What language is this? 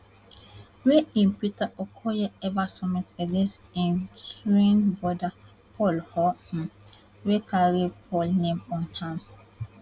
Nigerian Pidgin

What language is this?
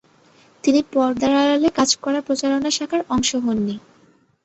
Bangla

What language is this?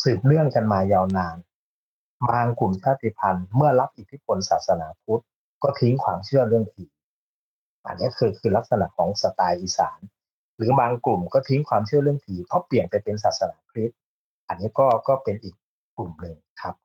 Thai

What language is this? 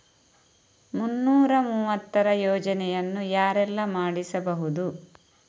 Kannada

